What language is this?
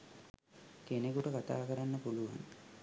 Sinhala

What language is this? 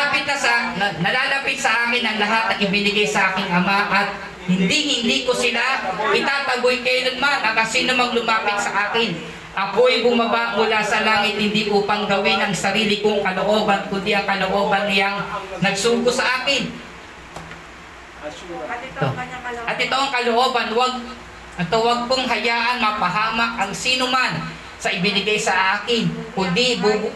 Filipino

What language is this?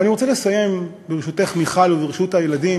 Hebrew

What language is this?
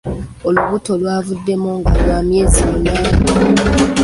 Ganda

